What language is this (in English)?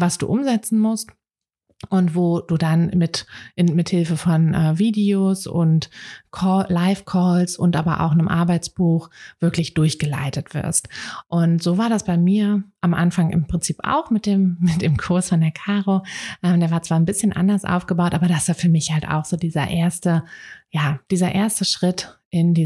German